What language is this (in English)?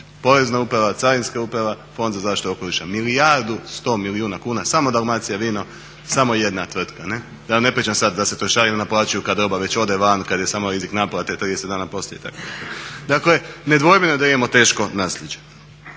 Croatian